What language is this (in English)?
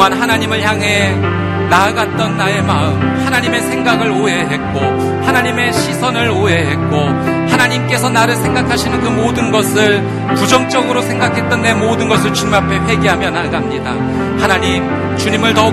Korean